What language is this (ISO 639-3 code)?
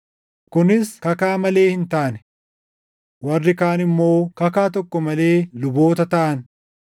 orm